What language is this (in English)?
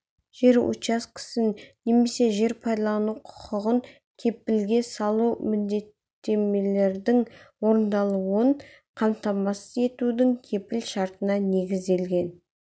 Kazakh